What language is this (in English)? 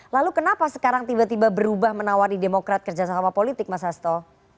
Indonesian